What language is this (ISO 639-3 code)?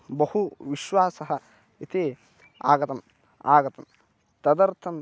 san